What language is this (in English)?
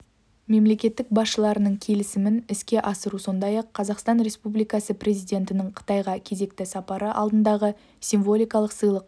Kazakh